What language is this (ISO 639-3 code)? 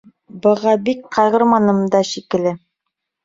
bak